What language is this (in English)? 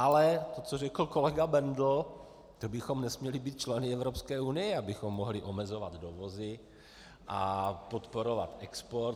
Czech